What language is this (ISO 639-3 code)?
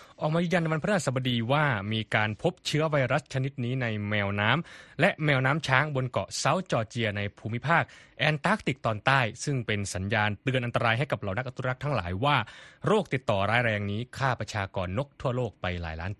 tha